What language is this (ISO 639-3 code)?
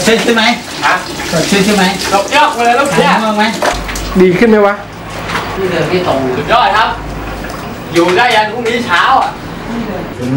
tha